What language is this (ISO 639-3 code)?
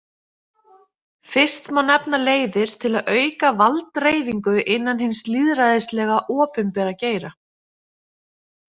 isl